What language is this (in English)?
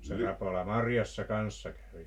Finnish